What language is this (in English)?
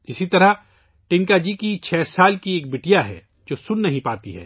Urdu